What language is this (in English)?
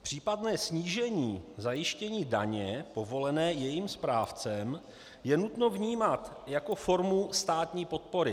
Czech